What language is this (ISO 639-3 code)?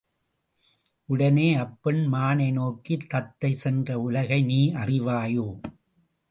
tam